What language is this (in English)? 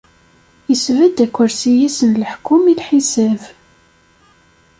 Kabyle